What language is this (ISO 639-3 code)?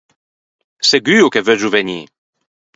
lij